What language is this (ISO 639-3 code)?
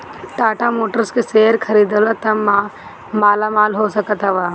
bho